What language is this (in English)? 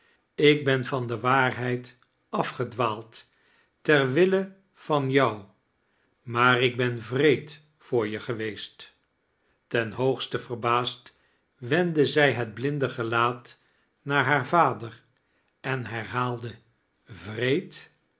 Dutch